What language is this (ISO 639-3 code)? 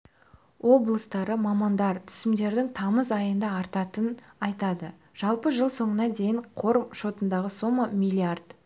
kaz